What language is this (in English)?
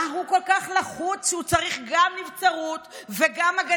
Hebrew